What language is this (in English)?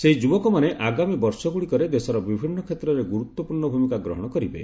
Odia